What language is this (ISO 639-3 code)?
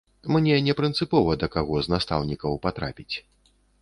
bel